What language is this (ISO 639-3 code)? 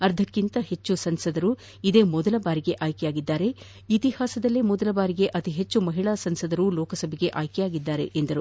kan